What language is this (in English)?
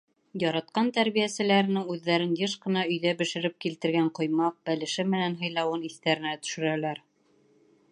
Bashkir